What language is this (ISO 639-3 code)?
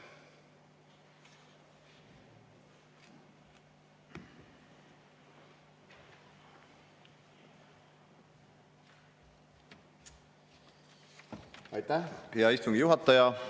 est